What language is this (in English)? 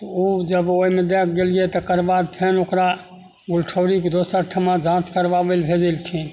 Maithili